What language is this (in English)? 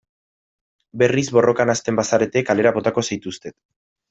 Basque